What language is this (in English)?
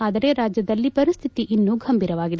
Kannada